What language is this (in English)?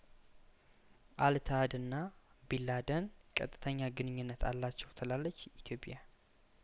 Amharic